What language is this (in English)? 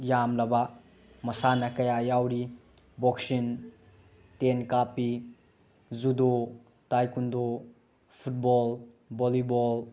Manipuri